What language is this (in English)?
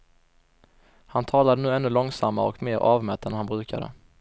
Swedish